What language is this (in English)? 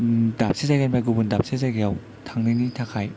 Bodo